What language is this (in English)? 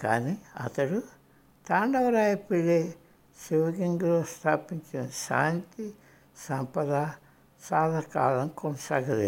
Hindi